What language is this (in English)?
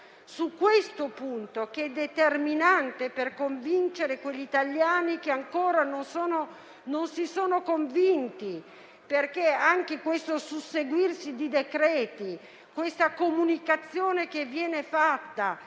Italian